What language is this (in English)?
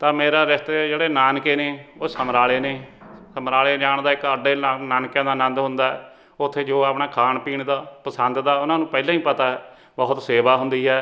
Punjabi